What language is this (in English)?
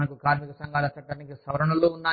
Telugu